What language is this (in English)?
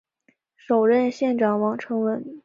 Chinese